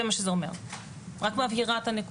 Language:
Hebrew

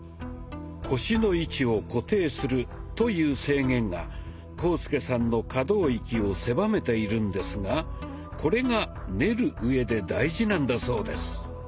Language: Japanese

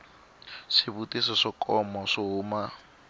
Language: Tsonga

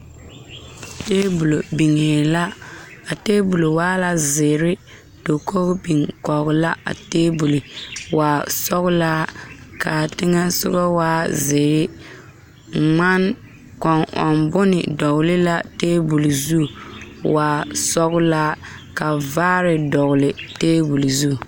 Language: Southern Dagaare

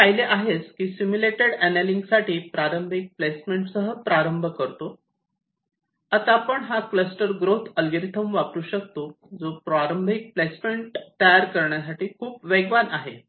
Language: Marathi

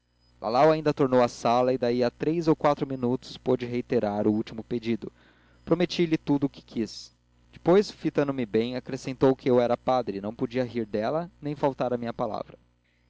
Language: Portuguese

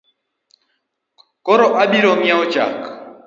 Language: Luo (Kenya and Tanzania)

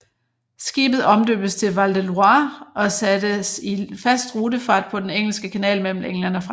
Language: Danish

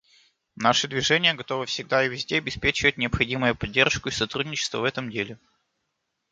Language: Russian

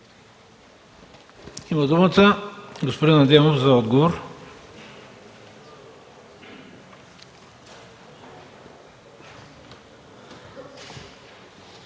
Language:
Bulgarian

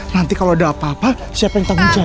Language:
Indonesian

